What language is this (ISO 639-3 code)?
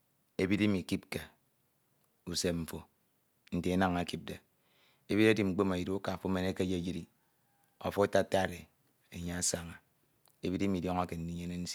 itw